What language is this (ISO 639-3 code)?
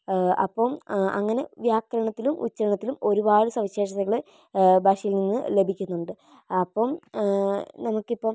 mal